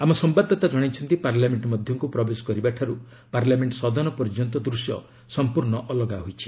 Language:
Odia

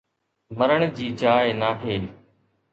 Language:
Sindhi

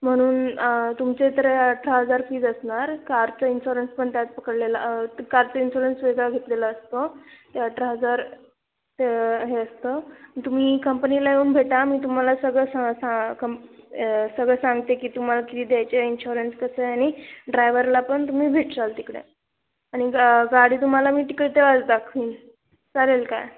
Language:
Marathi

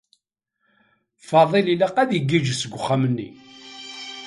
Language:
Kabyle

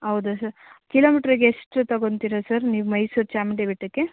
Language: Kannada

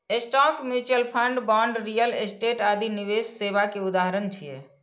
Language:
Maithili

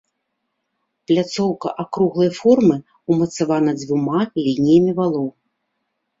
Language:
Belarusian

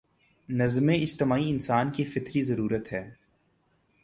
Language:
Urdu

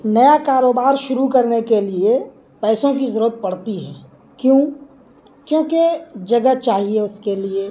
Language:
Urdu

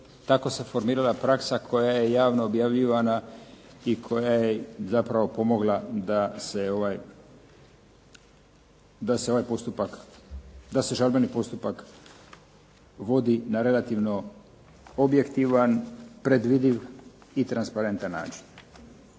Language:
Croatian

